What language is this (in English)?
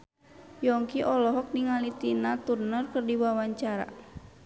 Sundanese